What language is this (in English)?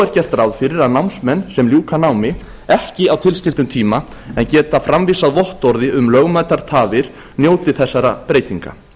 Icelandic